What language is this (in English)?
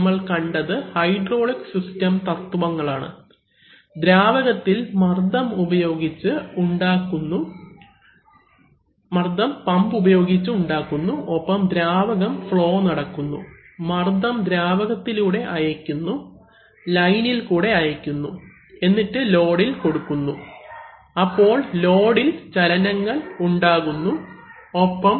Malayalam